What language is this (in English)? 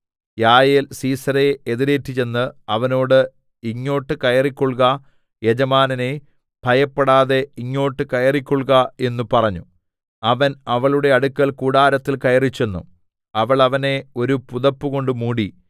Malayalam